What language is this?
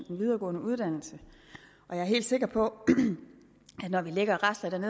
Danish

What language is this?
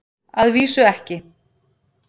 Icelandic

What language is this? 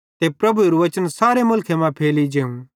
Bhadrawahi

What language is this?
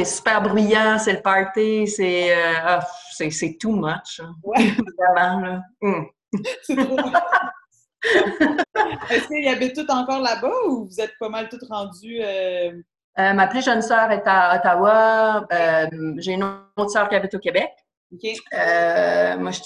French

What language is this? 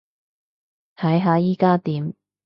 Cantonese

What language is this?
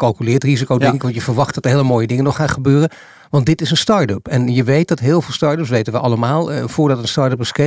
Dutch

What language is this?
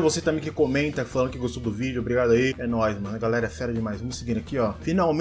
Portuguese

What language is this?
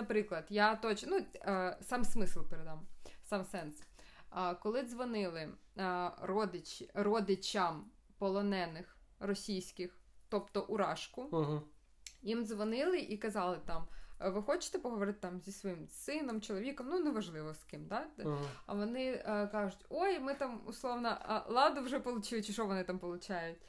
Ukrainian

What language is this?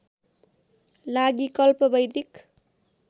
Nepali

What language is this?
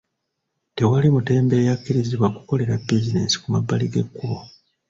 Ganda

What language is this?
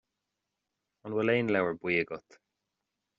Irish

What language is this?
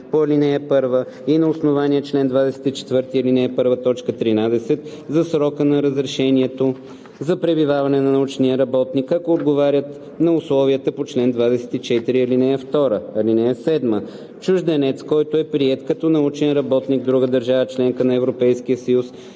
Bulgarian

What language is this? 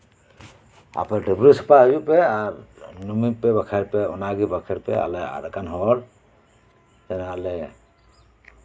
Santali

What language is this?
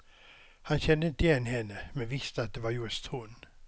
Swedish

